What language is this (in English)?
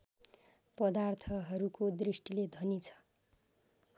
Nepali